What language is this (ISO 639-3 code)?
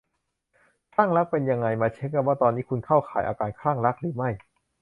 tha